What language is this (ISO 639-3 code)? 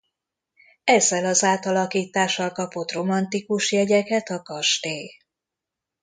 hun